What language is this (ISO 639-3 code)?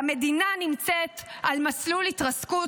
heb